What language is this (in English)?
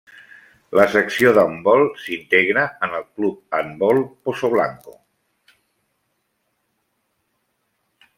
Catalan